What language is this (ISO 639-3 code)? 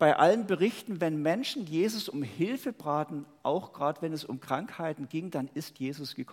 deu